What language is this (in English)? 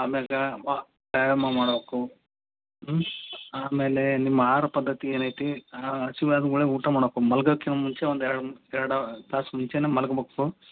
Kannada